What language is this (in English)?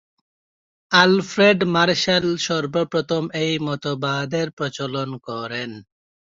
Bangla